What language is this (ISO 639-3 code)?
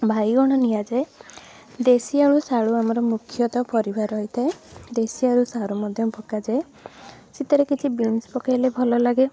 ori